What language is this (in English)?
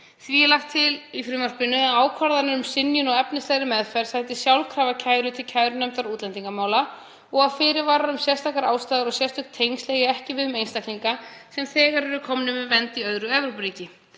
Icelandic